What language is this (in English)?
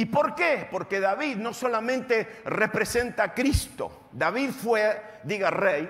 Spanish